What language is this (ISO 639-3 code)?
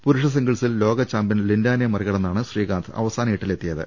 mal